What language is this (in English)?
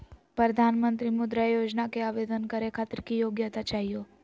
Magahi